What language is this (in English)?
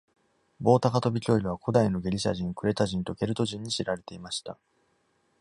Japanese